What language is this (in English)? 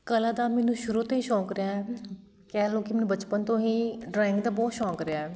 Punjabi